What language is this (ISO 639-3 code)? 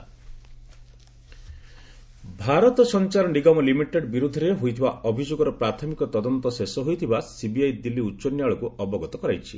ori